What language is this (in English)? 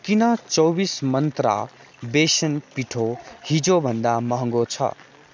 Nepali